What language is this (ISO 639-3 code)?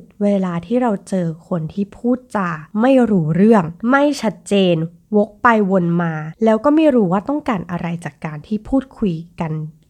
tha